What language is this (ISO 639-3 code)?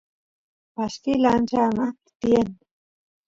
qus